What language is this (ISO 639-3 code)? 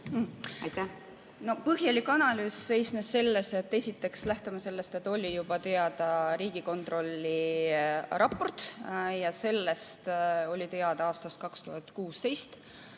est